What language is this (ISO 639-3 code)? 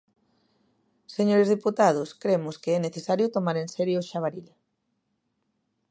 glg